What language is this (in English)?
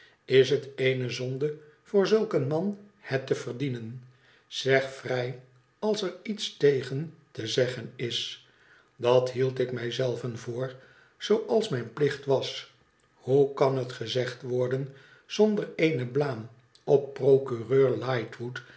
Dutch